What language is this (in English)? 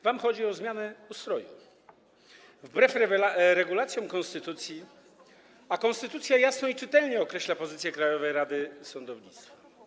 Polish